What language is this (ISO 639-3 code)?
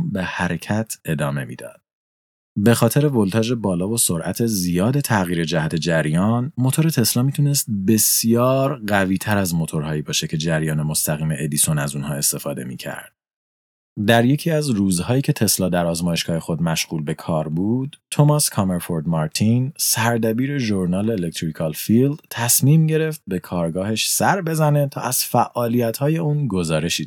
fas